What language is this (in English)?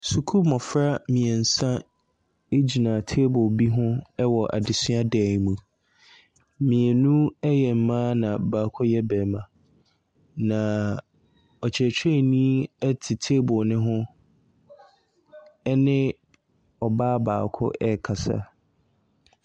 Akan